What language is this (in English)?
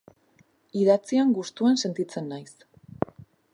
Basque